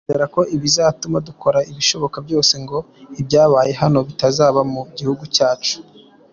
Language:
Kinyarwanda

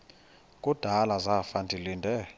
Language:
Xhosa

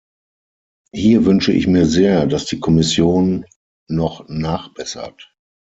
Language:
German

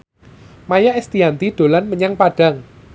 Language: Javanese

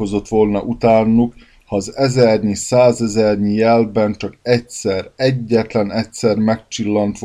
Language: Hungarian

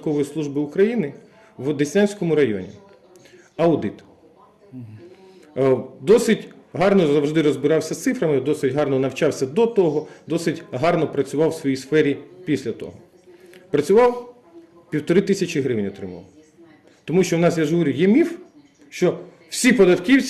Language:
Ukrainian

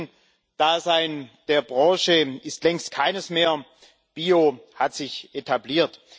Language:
German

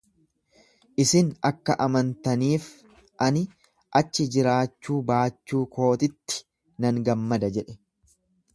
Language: Oromo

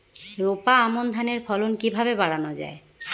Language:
Bangla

